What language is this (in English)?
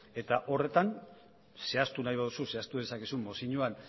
Basque